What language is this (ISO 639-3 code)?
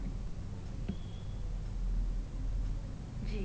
pan